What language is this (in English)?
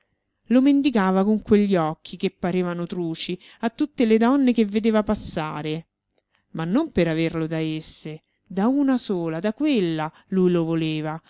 Italian